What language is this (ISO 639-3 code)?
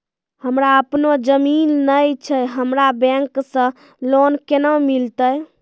mai